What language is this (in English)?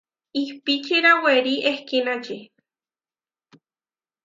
Huarijio